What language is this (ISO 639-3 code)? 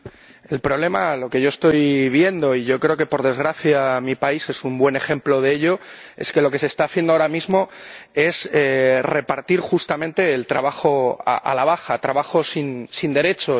spa